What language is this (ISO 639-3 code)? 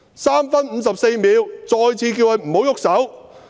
yue